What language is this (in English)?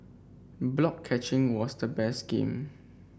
English